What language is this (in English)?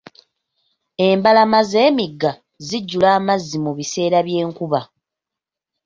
Ganda